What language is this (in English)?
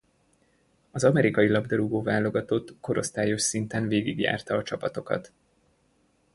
Hungarian